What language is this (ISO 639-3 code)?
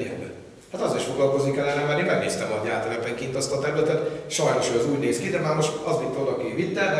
hun